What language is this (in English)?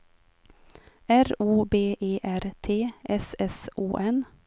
Swedish